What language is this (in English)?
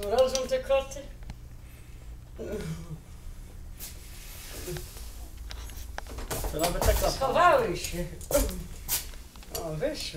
Polish